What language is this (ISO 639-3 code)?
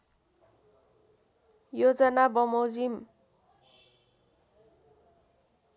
nep